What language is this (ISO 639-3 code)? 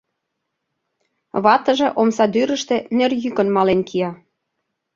chm